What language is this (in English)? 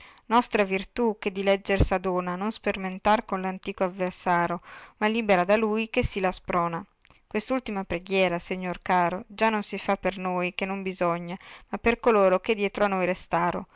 Italian